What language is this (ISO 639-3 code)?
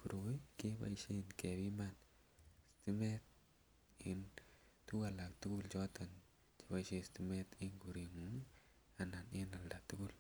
kln